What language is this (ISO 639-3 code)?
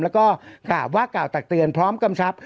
tha